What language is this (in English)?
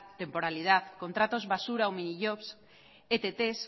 Spanish